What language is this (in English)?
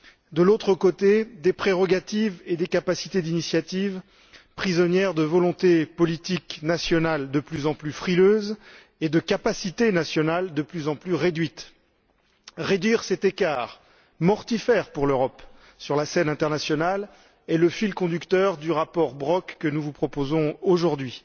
French